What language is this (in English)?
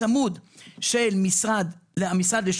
Hebrew